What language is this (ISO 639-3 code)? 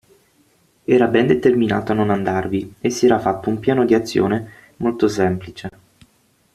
ita